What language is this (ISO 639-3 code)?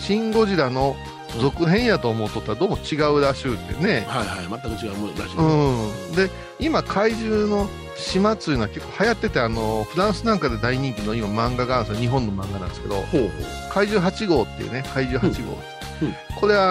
jpn